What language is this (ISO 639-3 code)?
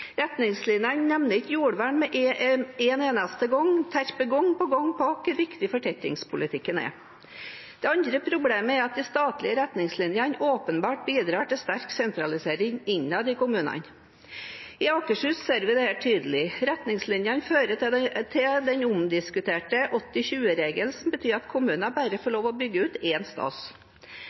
nob